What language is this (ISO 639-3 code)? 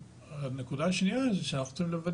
heb